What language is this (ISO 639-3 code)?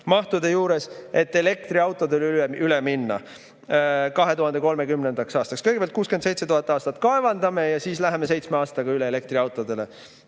est